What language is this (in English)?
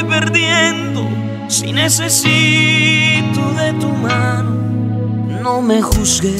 Romanian